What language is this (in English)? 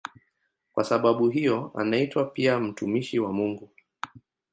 Swahili